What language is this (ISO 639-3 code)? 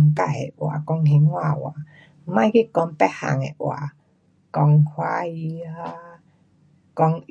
cpx